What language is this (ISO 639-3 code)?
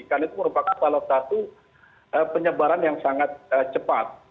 ind